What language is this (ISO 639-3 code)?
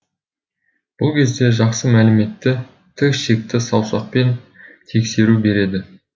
kaz